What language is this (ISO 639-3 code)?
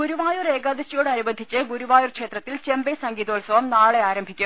mal